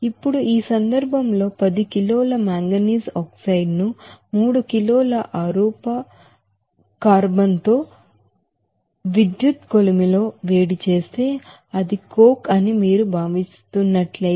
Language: Telugu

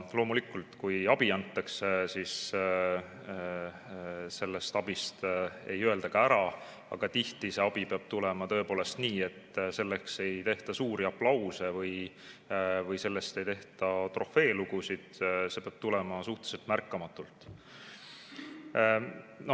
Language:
Estonian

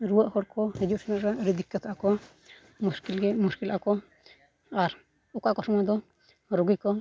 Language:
Santali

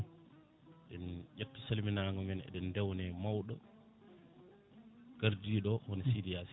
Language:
Fula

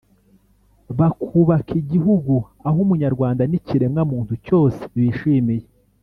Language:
Kinyarwanda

